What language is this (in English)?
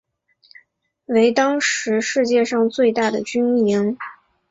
Chinese